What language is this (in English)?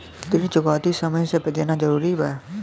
Bhojpuri